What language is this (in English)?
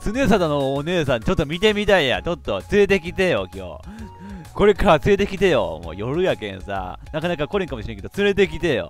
Japanese